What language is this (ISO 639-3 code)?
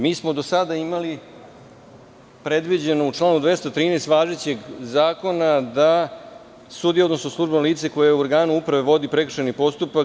srp